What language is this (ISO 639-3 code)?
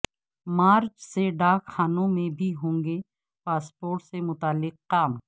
urd